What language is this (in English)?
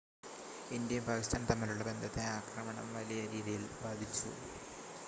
Malayalam